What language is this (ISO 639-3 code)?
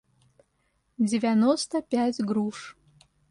rus